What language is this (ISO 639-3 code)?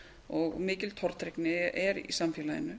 isl